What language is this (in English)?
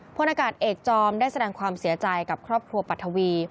Thai